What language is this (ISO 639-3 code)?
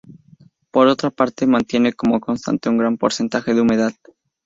spa